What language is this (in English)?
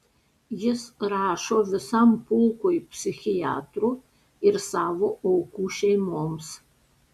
Lithuanian